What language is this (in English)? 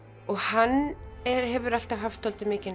Icelandic